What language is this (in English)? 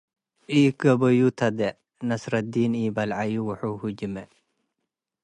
Tigre